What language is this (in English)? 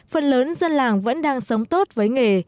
Vietnamese